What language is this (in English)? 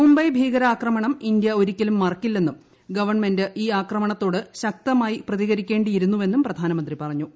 Malayalam